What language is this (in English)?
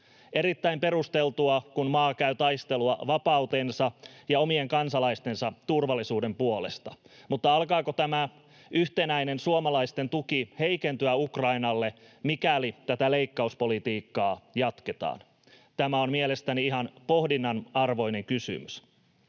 Finnish